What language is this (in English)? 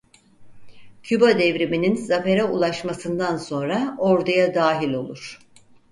Turkish